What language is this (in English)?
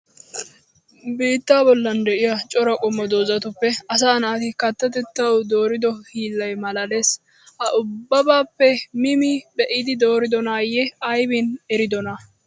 Wolaytta